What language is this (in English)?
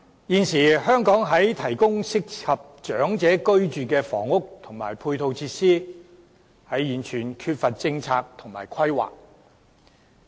Cantonese